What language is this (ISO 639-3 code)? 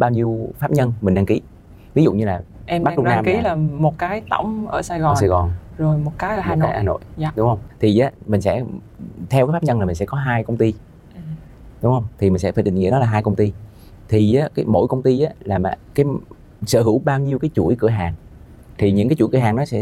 vie